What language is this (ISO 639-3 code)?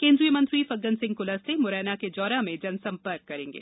hin